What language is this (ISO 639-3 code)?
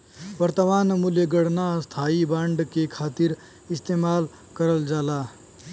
bho